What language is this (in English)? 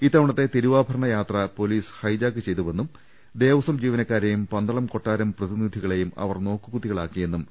Malayalam